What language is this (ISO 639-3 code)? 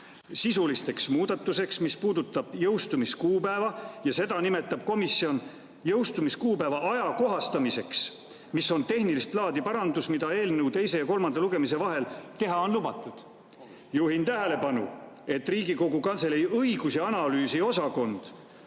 est